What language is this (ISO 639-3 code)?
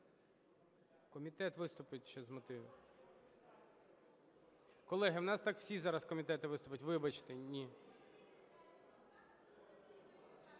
ukr